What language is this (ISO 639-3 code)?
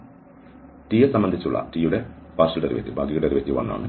mal